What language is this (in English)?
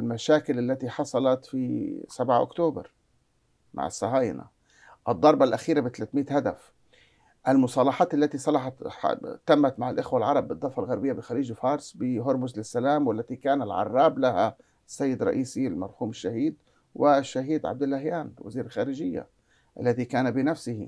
Arabic